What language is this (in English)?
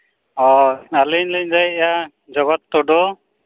Santali